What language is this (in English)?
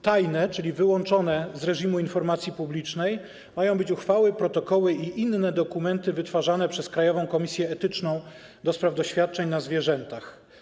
Polish